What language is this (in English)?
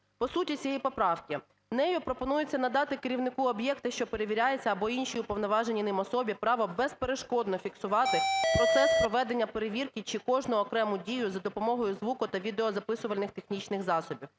Ukrainian